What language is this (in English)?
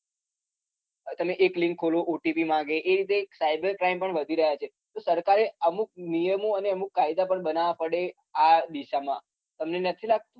Gujarati